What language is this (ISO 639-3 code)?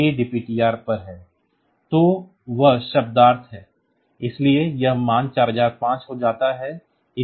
hin